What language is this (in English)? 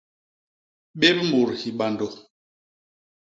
Basaa